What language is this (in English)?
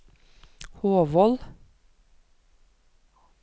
Norwegian